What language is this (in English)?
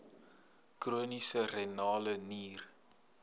Afrikaans